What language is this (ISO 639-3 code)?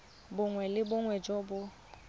tsn